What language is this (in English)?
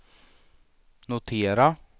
Swedish